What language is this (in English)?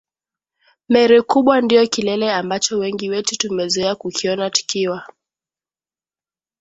Swahili